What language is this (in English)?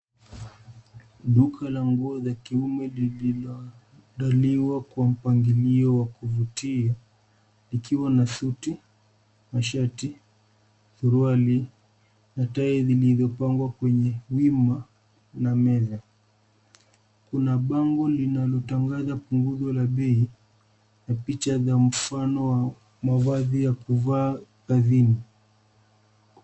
Swahili